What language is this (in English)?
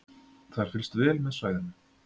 Icelandic